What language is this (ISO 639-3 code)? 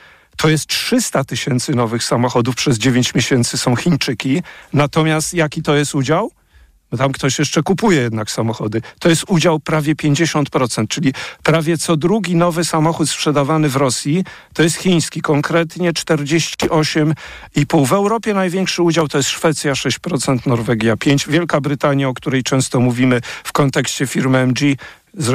pol